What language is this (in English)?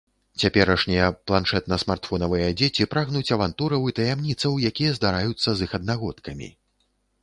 Belarusian